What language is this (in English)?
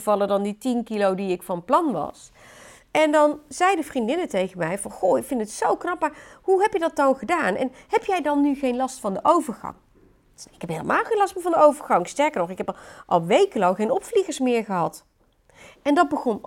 Dutch